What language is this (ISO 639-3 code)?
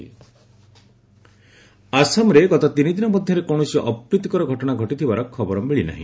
ori